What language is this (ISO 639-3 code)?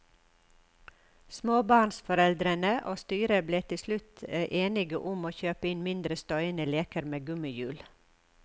nor